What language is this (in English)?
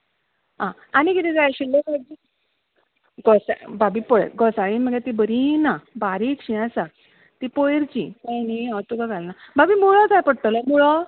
Konkani